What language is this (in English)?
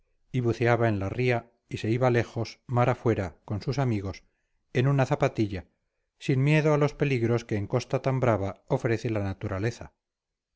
Spanish